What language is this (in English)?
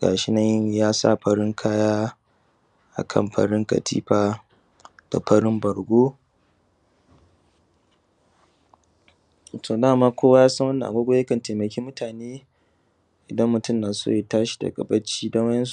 Hausa